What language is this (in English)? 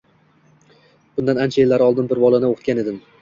Uzbek